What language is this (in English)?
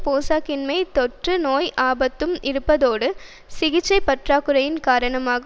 Tamil